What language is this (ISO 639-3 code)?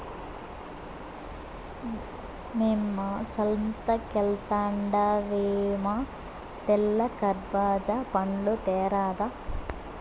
tel